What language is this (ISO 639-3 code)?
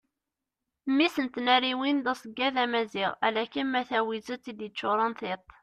kab